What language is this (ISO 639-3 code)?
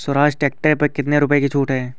hin